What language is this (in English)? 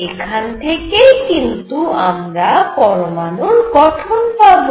Bangla